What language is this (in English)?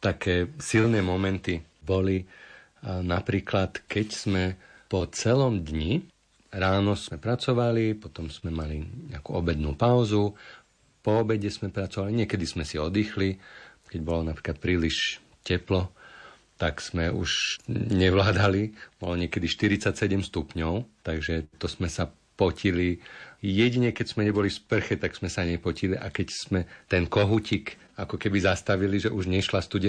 Slovak